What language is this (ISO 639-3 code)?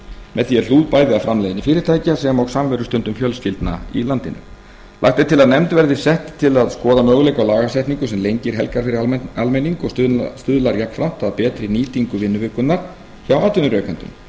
isl